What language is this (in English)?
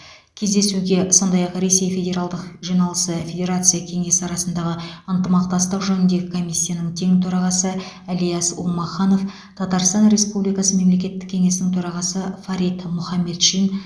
Kazakh